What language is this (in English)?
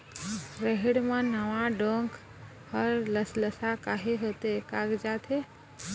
Chhattisgarhi